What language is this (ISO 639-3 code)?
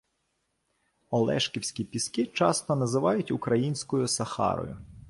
ukr